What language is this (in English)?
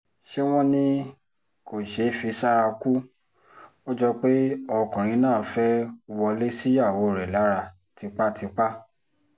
Yoruba